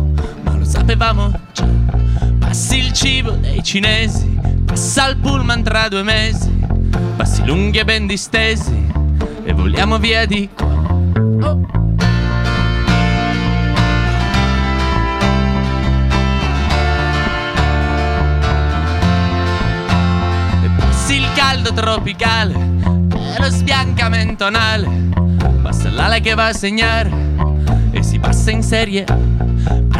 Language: Italian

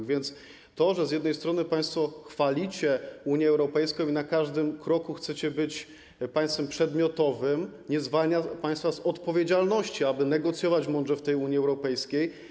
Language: Polish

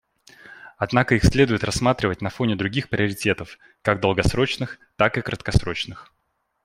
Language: Russian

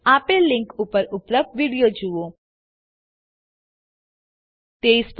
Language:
Gujarati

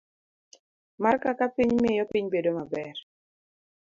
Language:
Luo (Kenya and Tanzania)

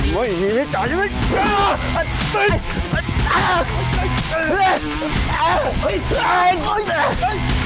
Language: Thai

